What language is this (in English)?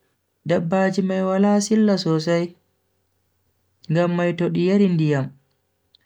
Bagirmi Fulfulde